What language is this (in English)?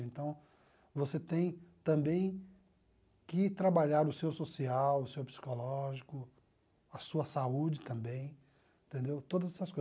Portuguese